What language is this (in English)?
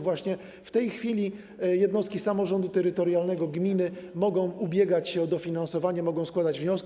Polish